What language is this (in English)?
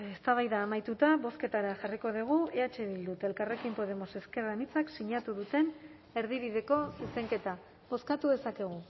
Basque